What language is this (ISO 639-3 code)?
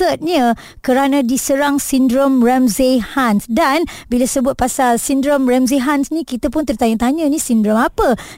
msa